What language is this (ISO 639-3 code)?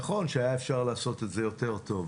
heb